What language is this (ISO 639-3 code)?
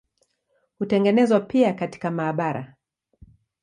swa